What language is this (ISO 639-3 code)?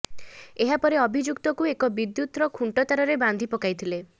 ori